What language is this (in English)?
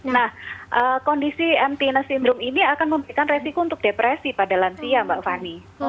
Indonesian